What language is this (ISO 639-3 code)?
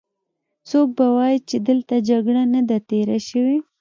pus